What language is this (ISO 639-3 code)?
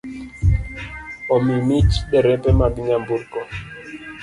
luo